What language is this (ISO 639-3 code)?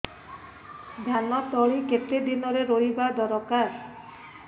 ori